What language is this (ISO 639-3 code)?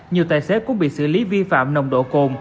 vie